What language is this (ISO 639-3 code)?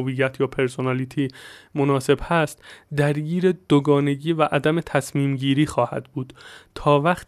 fas